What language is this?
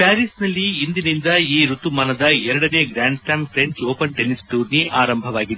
Kannada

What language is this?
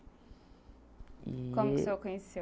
Portuguese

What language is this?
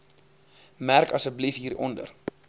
Afrikaans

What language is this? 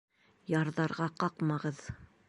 Bashkir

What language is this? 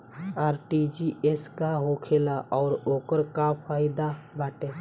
Bhojpuri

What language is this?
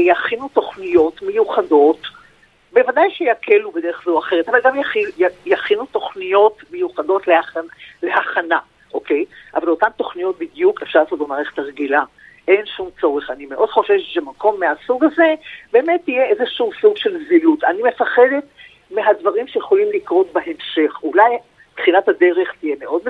Hebrew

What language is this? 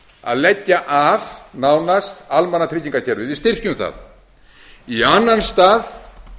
Icelandic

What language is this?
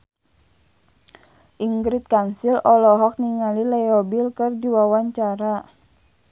Sundanese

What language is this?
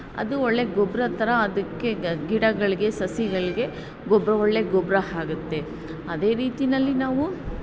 Kannada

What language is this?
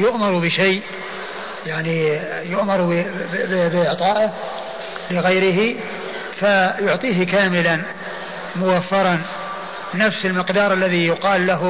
Arabic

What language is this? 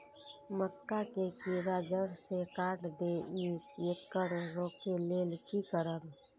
Maithili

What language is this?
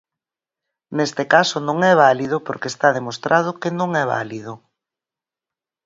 Galician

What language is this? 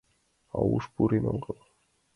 Mari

